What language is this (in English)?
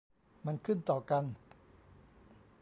Thai